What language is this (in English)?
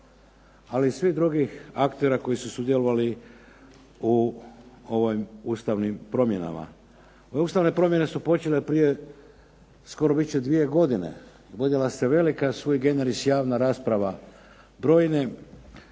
Croatian